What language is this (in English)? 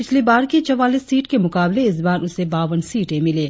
Hindi